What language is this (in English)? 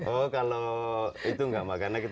Indonesian